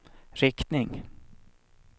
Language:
Swedish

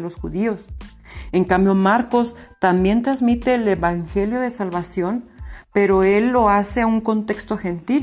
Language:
Spanish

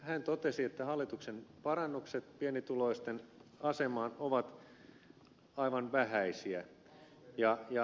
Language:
Finnish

